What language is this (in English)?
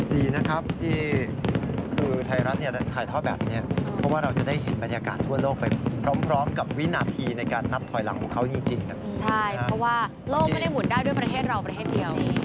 Thai